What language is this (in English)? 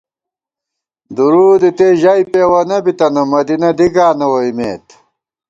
Gawar-Bati